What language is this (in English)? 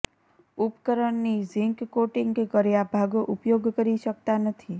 Gujarati